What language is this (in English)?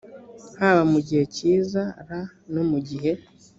Kinyarwanda